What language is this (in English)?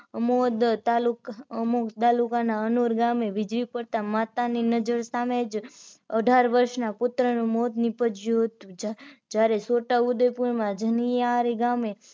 Gujarati